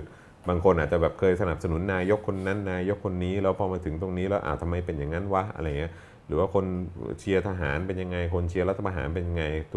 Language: Thai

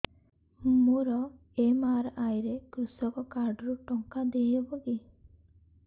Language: Odia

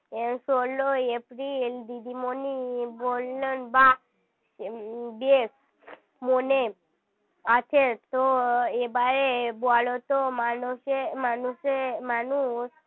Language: Bangla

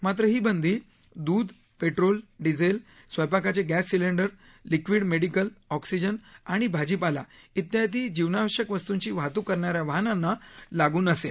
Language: Marathi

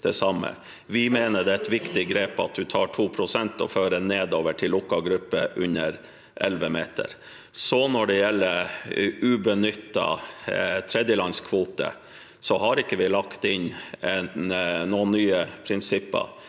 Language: Norwegian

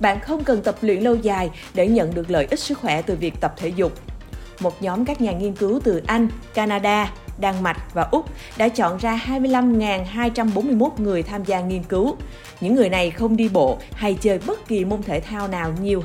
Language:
Vietnamese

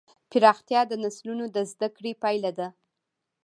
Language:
Pashto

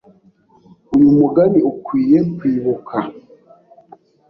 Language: Kinyarwanda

